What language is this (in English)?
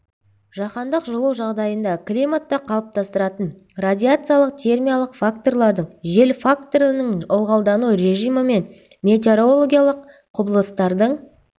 Kazakh